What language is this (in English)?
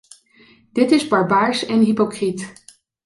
Dutch